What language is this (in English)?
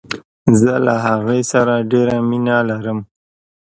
Pashto